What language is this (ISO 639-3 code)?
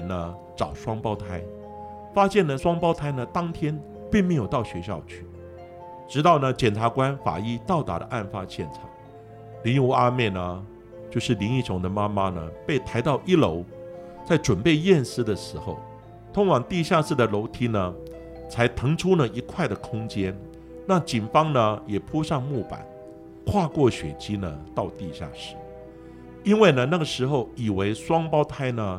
zho